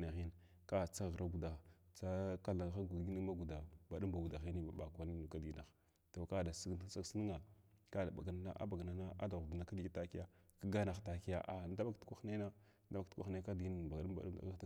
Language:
Glavda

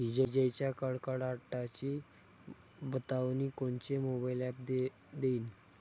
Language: Marathi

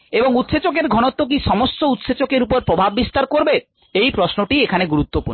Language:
Bangla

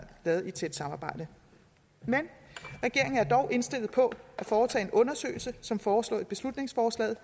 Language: Danish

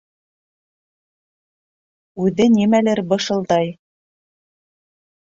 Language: Bashkir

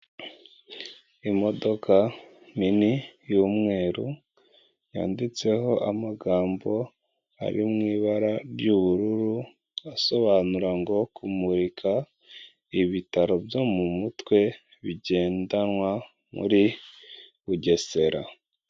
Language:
Kinyarwanda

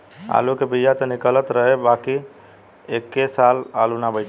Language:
Bhojpuri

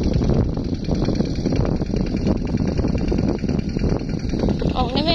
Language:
Thai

